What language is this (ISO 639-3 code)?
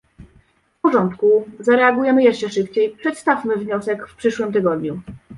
pol